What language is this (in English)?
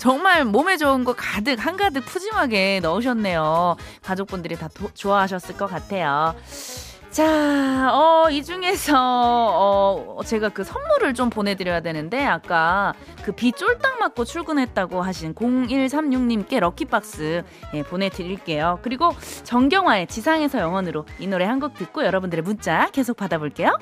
Korean